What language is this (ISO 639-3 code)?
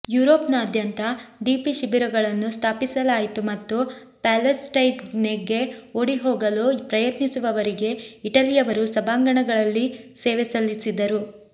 kan